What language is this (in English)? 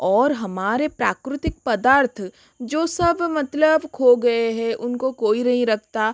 Hindi